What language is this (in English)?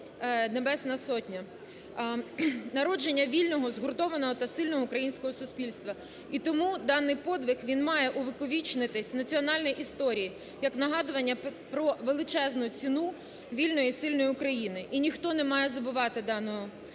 Ukrainian